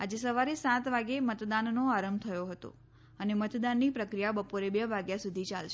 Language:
Gujarati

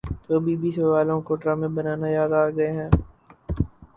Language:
Urdu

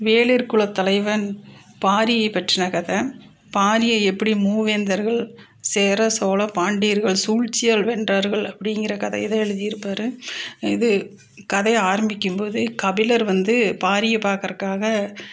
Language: Tamil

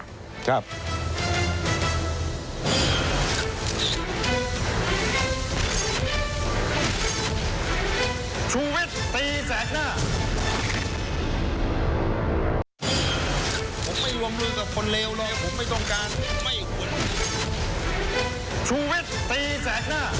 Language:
Thai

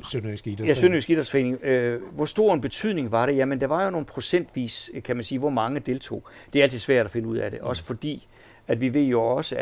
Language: Danish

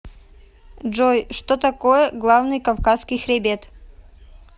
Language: Russian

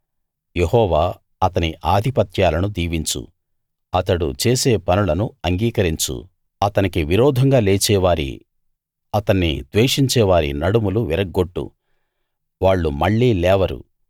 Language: Telugu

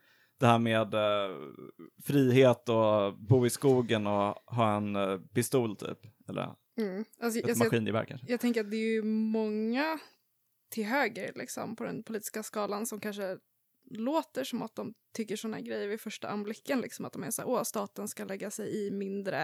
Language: Swedish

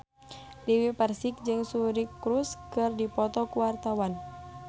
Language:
Sundanese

